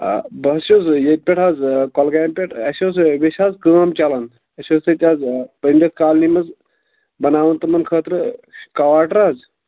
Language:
Kashmiri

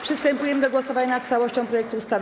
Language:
Polish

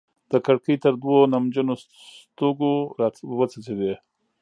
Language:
Pashto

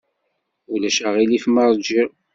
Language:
Kabyle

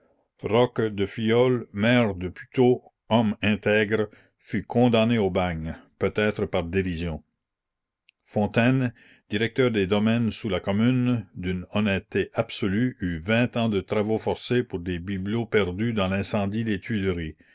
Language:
French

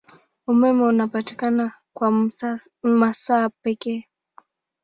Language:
Swahili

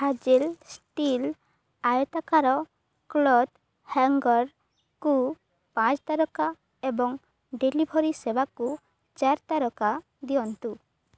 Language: Odia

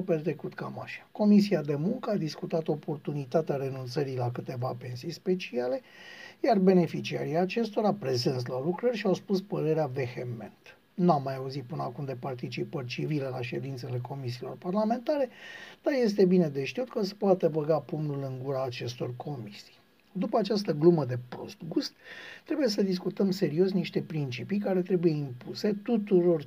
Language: Romanian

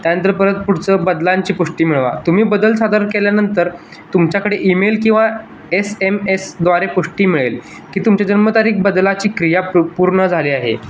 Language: Marathi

